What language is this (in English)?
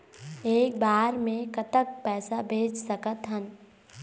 Chhattisgarhi